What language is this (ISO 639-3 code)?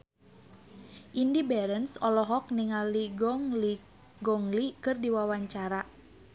sun